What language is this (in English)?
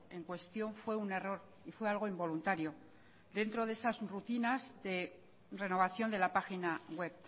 Spanish